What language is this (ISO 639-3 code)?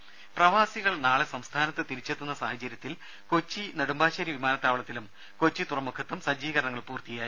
mal